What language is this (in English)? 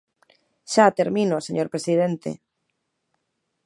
Galician